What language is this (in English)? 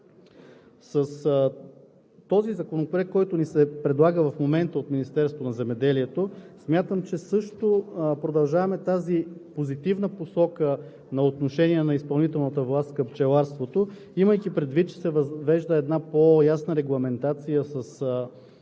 Bulgarian